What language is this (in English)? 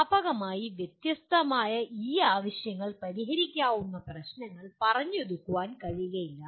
Malayalam